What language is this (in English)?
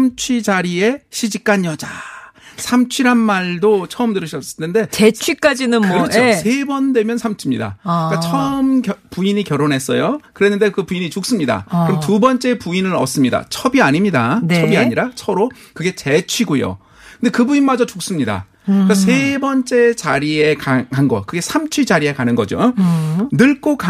Korean